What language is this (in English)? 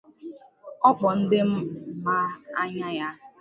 Igbo